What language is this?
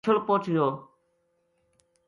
Gujari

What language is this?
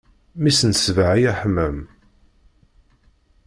Kabyle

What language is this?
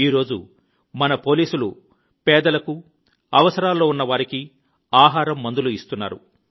Telugu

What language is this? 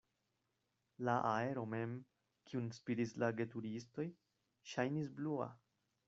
Esperanto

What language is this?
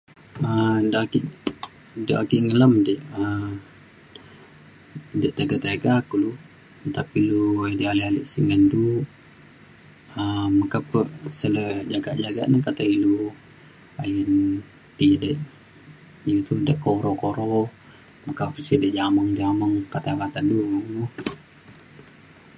Mainstream Kenyah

